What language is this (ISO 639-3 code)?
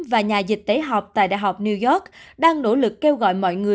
vie